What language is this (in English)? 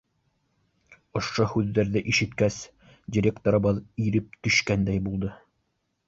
Bashkir